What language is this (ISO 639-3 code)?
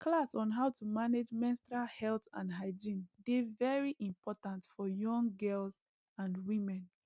pcm